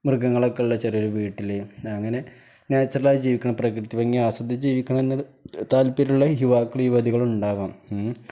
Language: Malayalam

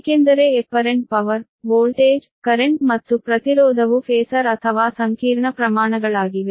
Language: Kannada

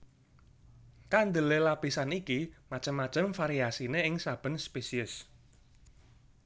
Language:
Javanese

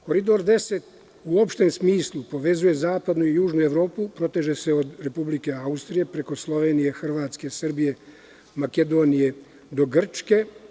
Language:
Serbian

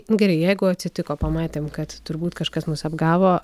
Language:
Lithuanian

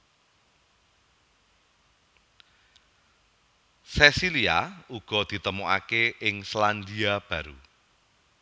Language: Javanese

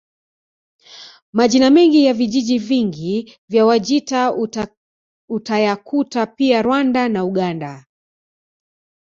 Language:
Swahili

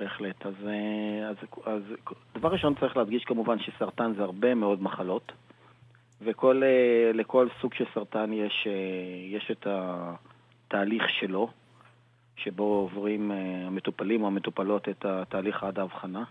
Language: Hebrew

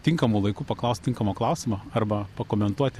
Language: Lithuanian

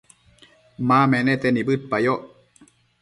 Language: Matsés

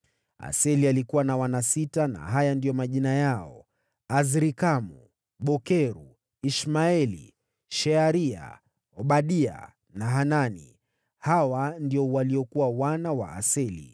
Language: Swahili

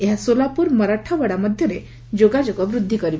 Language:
Odia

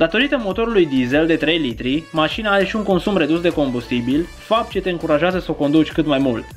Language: Romanian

